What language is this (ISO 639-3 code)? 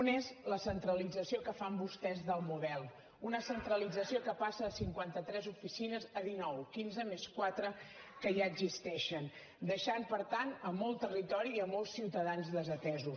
cat